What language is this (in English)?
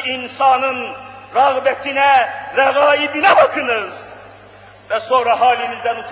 Turkish